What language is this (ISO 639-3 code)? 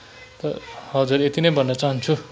nep